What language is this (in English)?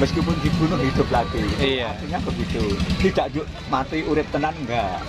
Indonesian